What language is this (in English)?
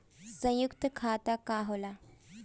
Bhojpuri